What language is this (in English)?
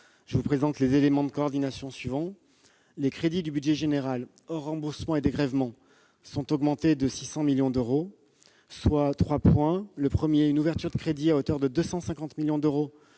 French